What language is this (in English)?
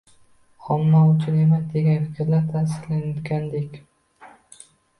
Uzbek